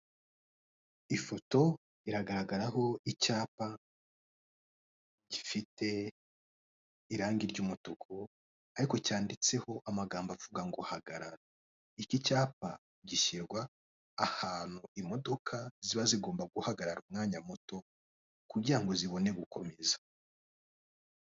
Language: Kinyarwanda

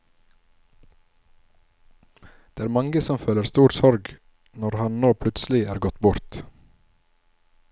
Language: Norwegian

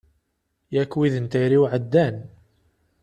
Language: Kabyle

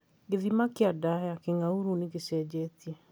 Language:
Kikuyu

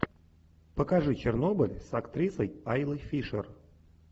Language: Russian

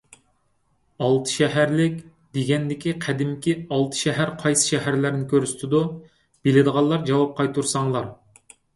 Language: Uyghur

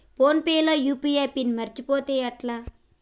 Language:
Telugu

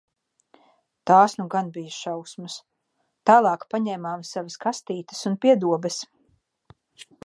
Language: Latvian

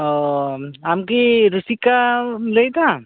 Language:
Santali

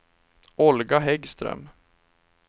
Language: Swedish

